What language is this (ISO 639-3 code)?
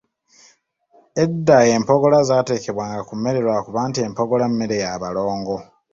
lug